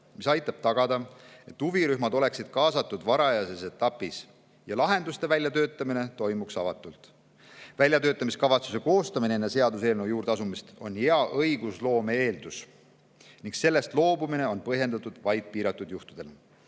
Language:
Estonian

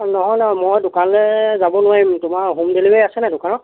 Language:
Assamese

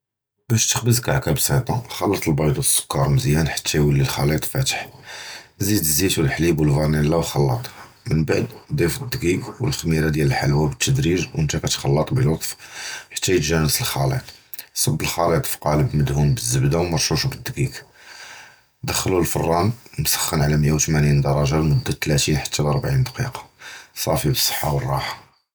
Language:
Judeo-Arabic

